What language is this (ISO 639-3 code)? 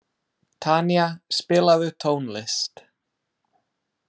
isl